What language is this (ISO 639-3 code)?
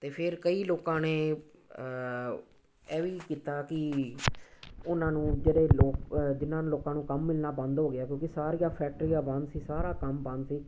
pan